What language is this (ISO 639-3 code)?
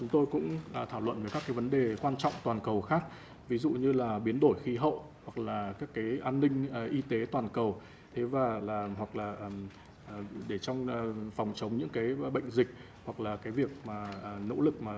vie